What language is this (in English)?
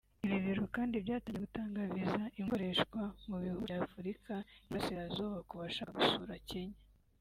Kinyarwanda